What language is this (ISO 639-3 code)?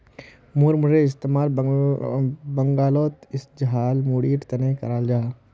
mag